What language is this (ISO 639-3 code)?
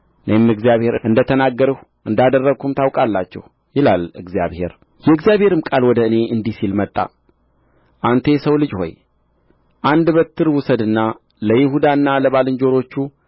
amh